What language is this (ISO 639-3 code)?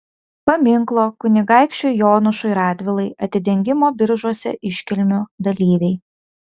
lit